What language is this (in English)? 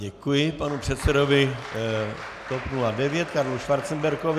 Czech